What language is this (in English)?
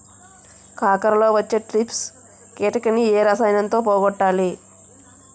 Telugu